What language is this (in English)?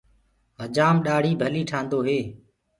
Gurgula